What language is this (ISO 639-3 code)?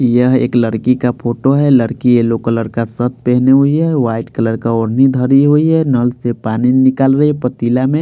hin